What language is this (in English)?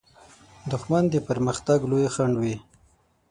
Pashto